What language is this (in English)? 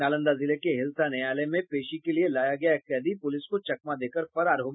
Hindi